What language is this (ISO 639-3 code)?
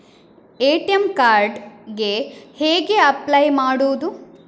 kan